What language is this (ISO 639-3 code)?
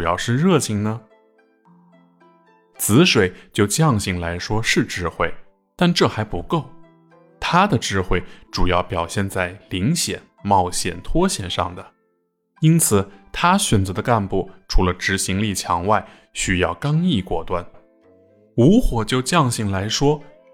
zho